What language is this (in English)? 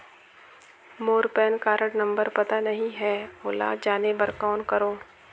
Chhattisgarhi